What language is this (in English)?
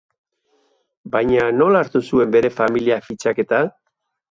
Basque